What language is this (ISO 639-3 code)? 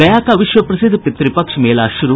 hin